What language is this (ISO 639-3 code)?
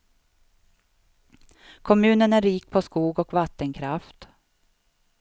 swe